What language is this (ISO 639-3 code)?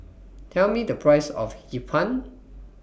eng